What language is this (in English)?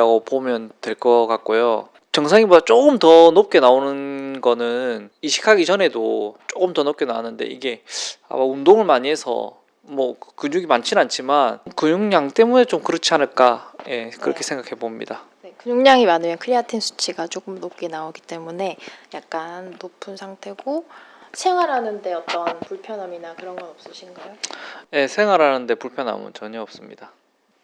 Korean